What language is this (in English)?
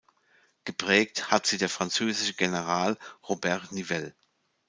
German